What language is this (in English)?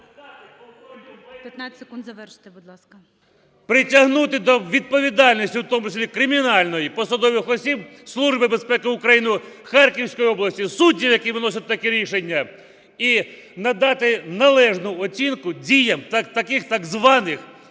Ukrainian